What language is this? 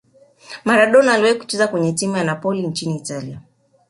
Swahili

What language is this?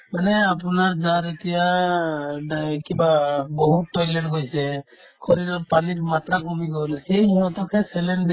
Assamese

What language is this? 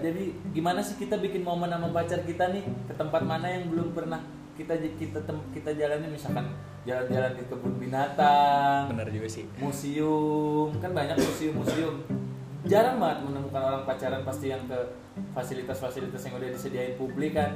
Indonesian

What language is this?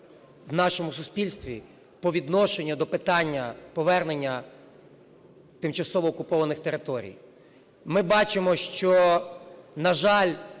Ukrainian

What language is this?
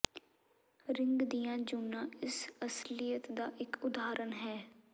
Punjabi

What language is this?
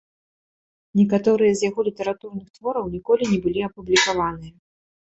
Belarusian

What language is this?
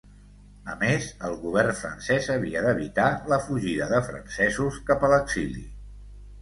Catalan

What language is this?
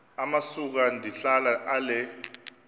Xhosa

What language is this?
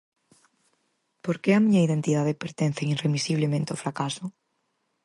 Galician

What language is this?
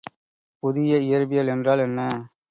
Tamil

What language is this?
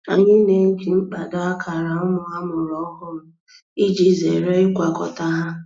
Igbo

